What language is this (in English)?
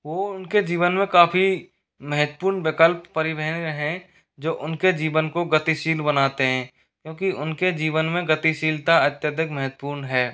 Hindi